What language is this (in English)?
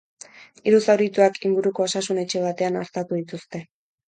Basque